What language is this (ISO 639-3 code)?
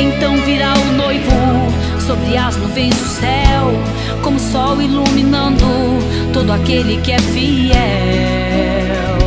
por